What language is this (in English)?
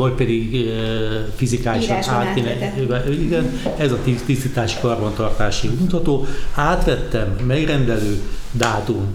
Hungarian